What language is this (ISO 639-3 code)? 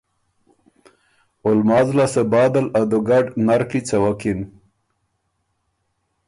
oru